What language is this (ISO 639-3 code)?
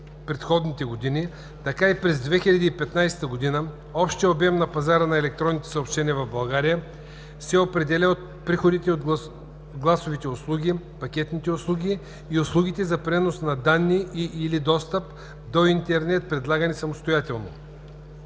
bul